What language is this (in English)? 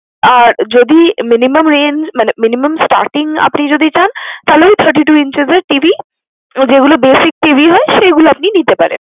Bangla